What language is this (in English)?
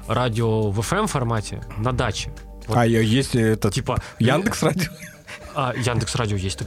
Russian